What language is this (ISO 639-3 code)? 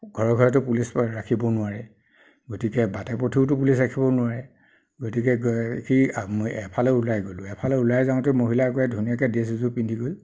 asm